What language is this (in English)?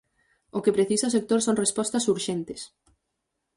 Galician